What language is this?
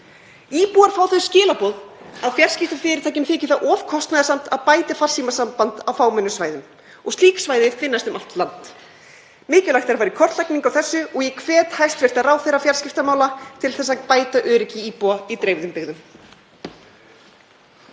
Icelandic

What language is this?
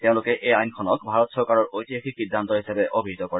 Assamese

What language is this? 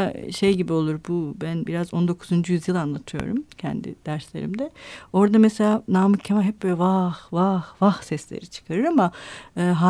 Turkish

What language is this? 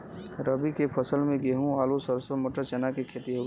Bhojpuri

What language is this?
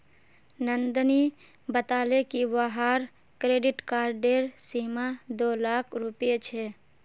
Magahi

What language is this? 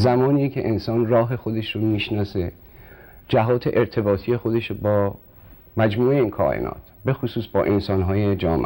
Persian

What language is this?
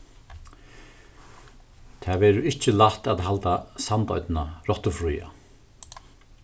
Faroese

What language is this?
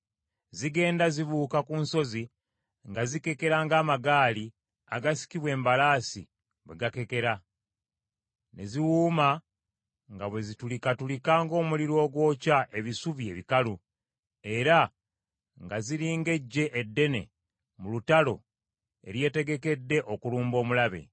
Ganda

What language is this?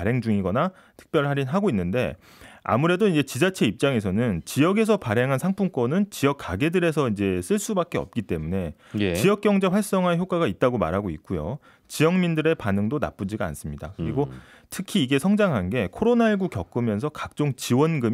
Korean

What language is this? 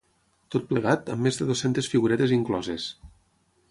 Catalan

